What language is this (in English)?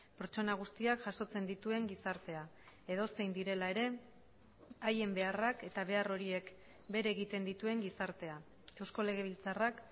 Basque